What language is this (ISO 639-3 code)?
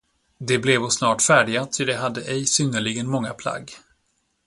swe